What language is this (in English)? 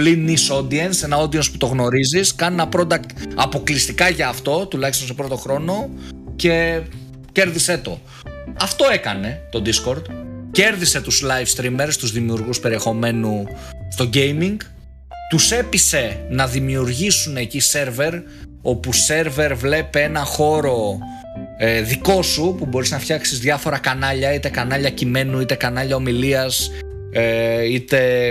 Greek